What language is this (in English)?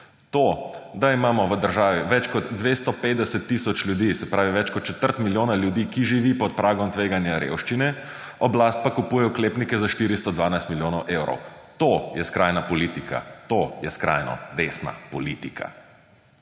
Slovenian